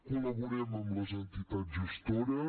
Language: Catalan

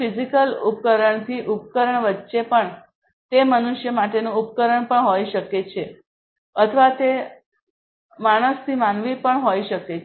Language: Gujarati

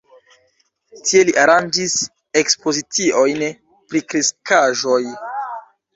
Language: Esperanto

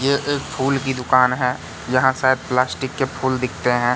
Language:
Hindi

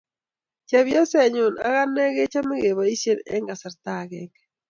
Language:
Kalenjin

